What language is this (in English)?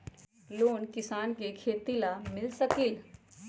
Magahi